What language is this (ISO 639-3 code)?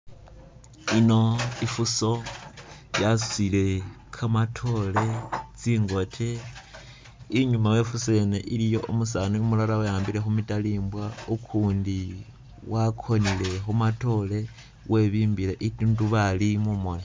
myx